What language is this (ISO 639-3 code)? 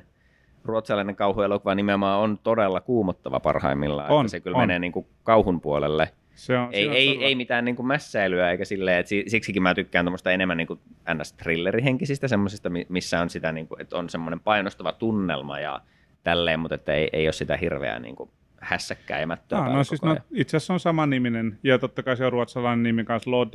fin